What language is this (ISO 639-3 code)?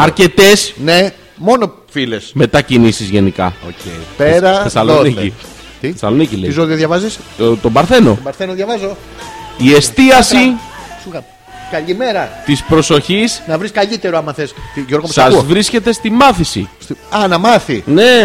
ell